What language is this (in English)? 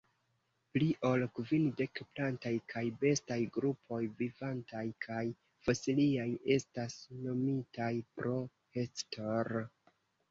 Esperanto